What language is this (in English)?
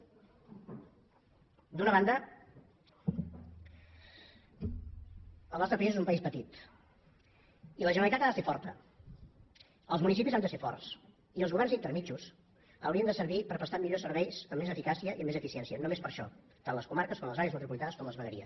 Catalan